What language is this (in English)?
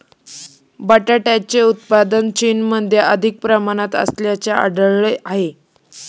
Marathi